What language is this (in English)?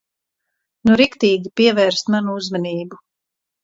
Latvian